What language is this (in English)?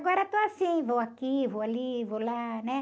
Portuguese